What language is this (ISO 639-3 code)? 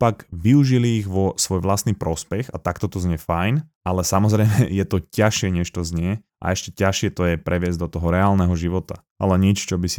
slk